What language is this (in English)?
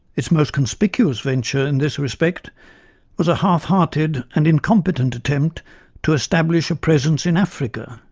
English